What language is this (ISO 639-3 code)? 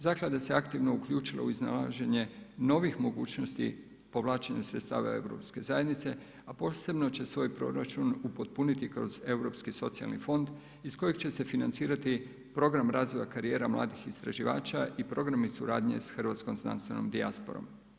hrv